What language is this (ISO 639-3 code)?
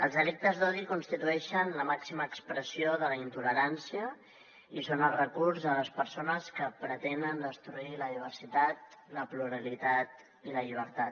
cat